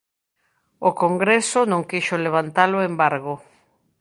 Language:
Galician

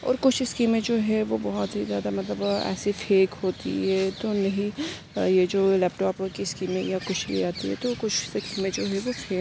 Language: Urdu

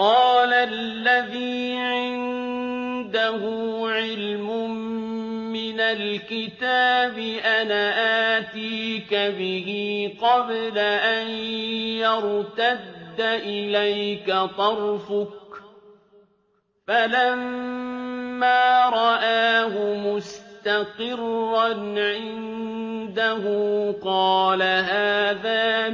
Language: Arabic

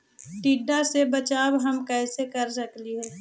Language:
Magahi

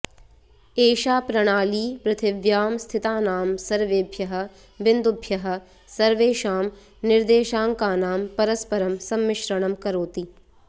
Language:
Sanskrit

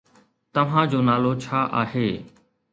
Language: Sindhi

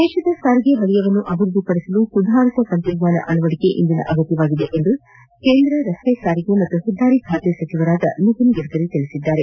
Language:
Kannada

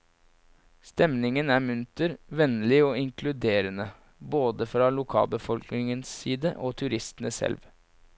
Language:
Norwegian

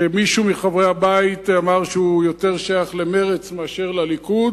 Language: Hebrew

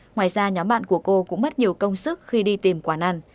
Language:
Vietnamese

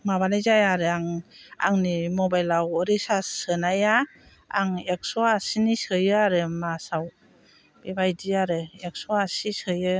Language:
Bodo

